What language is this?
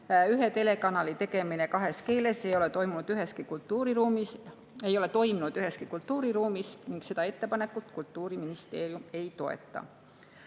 Estonian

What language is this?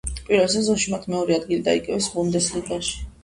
Georgian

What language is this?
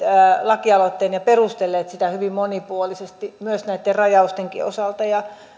Finnish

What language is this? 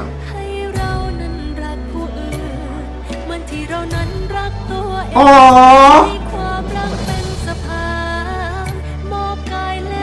English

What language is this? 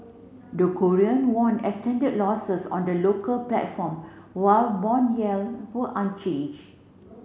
English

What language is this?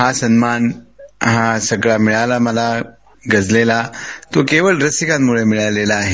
Marathi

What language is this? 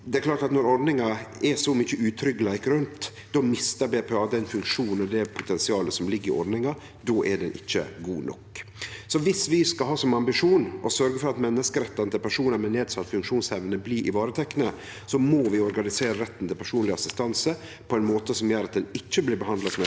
Norwegian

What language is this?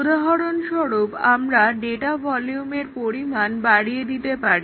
Bangla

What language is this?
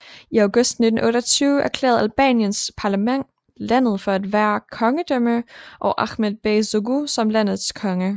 Danish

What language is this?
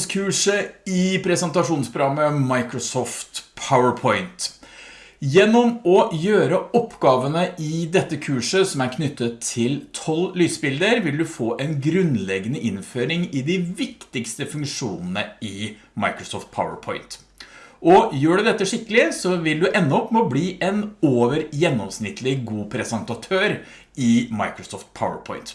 Norwegian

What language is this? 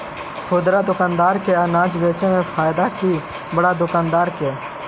Magahi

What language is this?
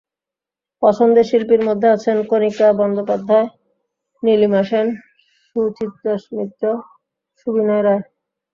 Bangla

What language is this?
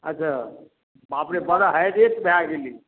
Maithili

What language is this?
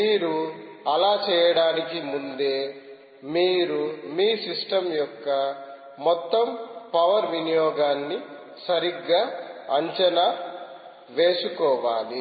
Telugu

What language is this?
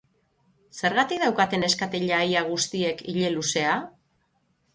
Basque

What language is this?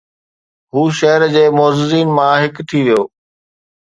Sindhi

